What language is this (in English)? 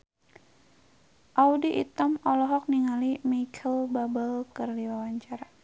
Sundanese